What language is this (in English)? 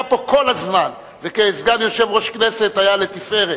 Hebrew